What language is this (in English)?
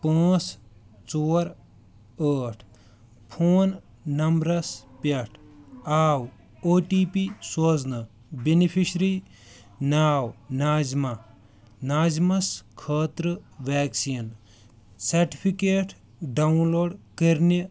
Kashmiri